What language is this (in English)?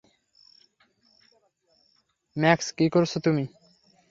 Bangla